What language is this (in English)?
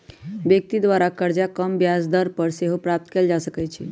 Magahi